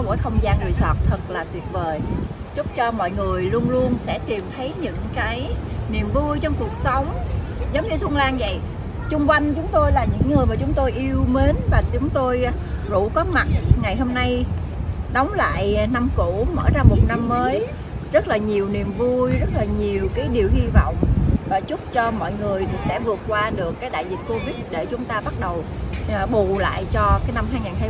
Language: Vietnamese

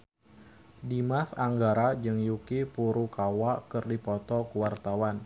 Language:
Sundanese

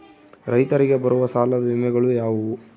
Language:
Kannada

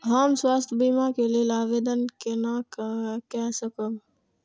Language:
Maithili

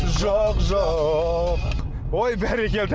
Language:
Kazakh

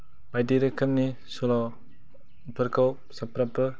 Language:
Bodo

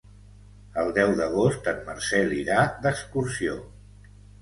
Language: Catalan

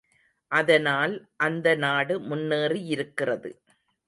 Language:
Tamil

